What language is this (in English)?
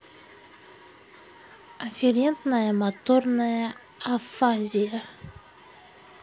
Russian